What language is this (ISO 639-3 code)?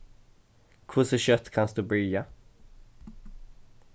fao